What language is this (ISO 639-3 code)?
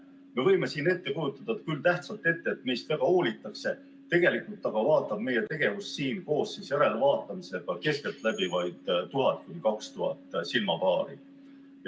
est